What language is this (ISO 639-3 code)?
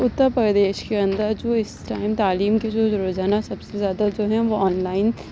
urd